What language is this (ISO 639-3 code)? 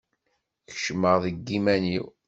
kab